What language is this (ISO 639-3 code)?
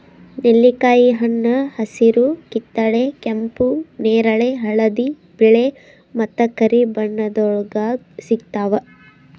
kan